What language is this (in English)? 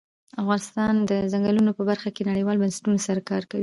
Pashto